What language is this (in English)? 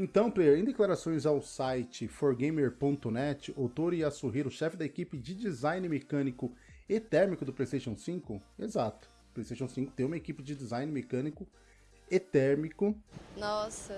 Portuguese